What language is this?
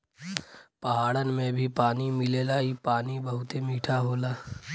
Bhojpuri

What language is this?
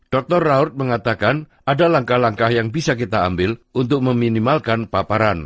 Indonesian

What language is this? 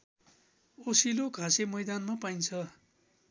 Nepali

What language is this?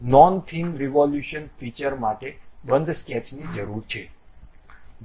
Gujarati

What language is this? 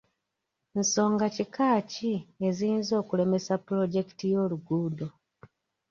Ganda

